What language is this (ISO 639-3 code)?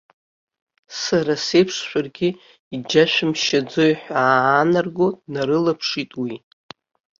abk